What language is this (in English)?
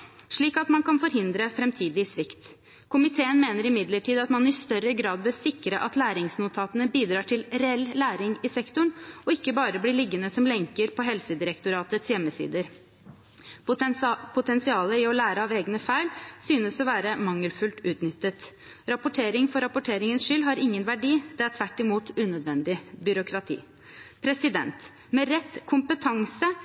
Norwegian Bokmål